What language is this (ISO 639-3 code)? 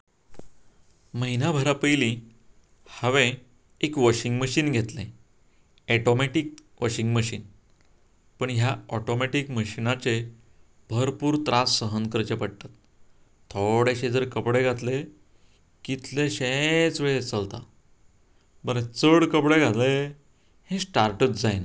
kok